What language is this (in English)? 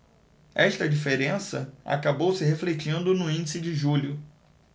Portuguese